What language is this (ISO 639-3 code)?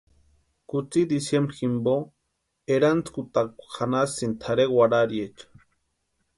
pua